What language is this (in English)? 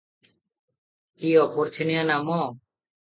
Odia